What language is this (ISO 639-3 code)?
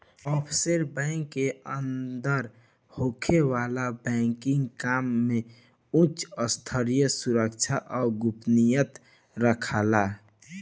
bho